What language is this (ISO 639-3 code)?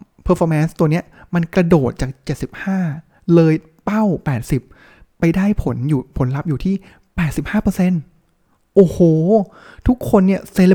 tha